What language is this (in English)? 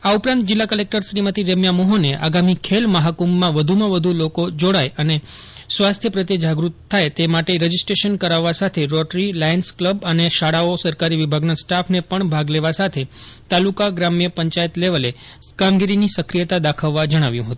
Gujarati